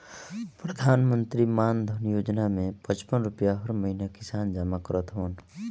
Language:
Bhojpuri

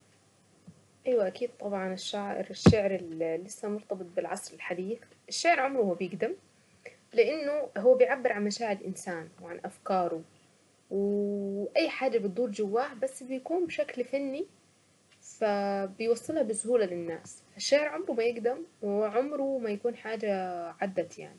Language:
Saidi Arabic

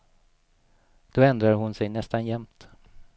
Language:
Swedish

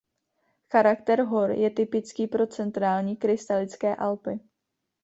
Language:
Czech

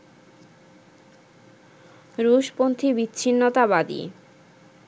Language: Bangla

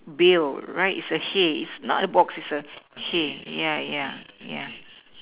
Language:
English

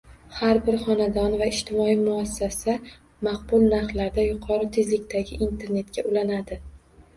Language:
Uzbek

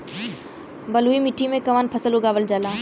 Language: Bhojpuri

